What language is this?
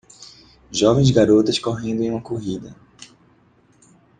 Portuguese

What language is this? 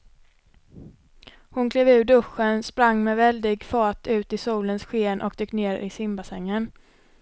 Swedish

